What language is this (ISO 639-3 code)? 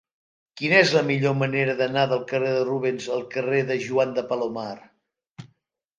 cat